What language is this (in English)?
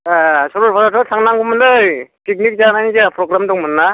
Bodo